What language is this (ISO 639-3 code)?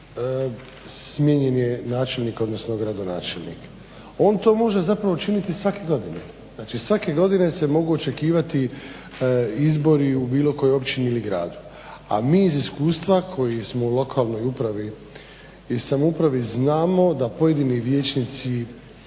hrv